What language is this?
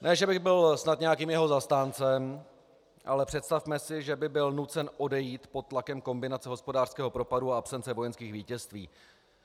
Czech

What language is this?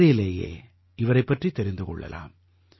Tamil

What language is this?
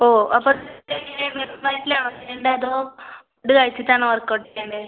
Malayalam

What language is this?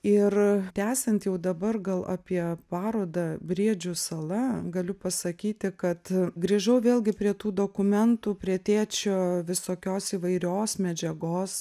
Lithuanian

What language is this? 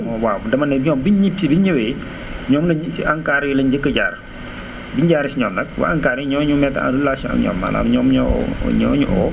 Wolof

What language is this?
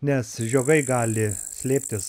Lithuanian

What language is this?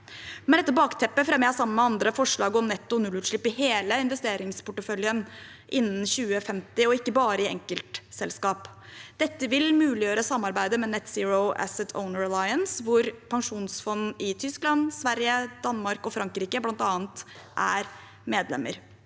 Norwegian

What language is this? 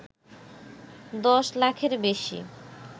Bangla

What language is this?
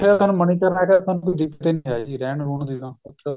Punjabi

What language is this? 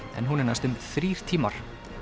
Icelandic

